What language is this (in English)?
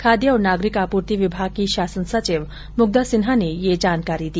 Hindi